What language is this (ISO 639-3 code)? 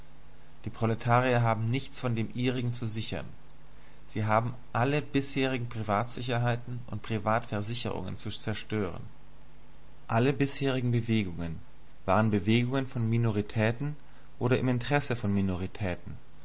deu